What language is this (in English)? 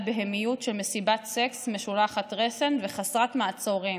Hebrew